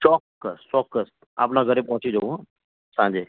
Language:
Gujarati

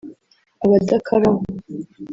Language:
Kinyarwanda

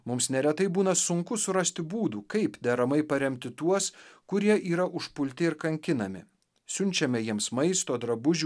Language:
Lithuanian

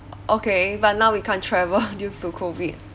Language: English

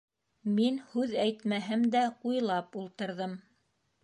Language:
Bashkir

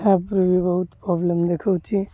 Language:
Odia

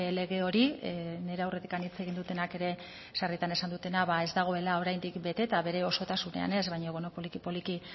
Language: Basque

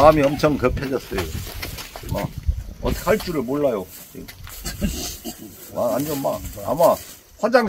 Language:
Korean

